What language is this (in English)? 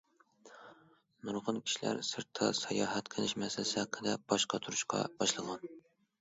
Uyghur